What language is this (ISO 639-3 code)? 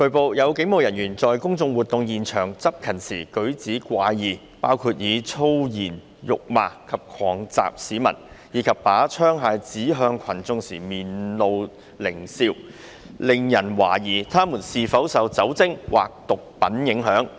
yue